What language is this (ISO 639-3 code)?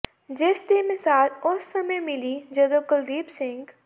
pan